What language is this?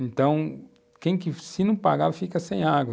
Portuguese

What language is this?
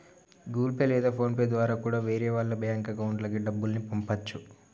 Telugu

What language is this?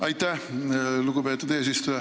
Estonian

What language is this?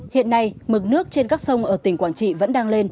Vietnamese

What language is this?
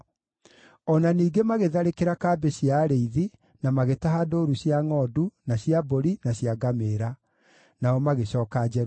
Kikuyu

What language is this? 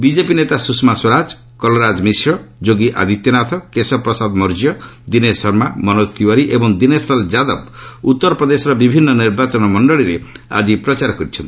Odia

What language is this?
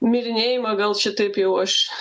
Lithuanian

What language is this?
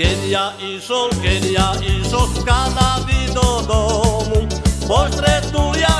Slovak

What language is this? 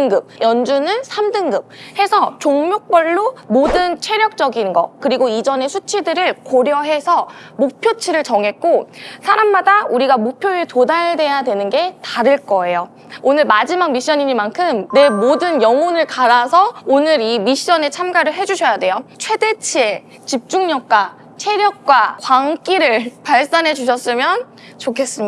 Korean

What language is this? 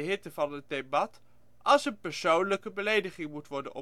Dutch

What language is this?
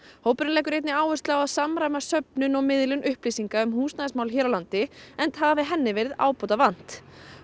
Icelandic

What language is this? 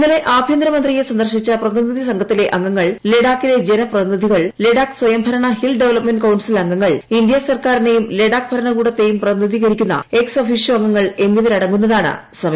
Malayalam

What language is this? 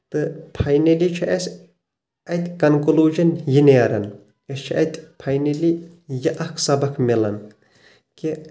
Kashmiri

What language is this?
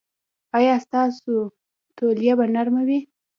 Pashto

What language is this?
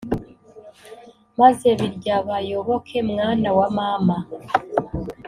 Kinyarwanda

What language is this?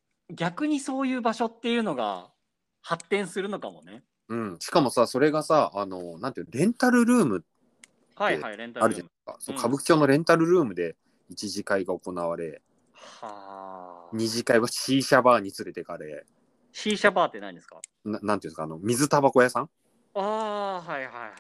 Japanese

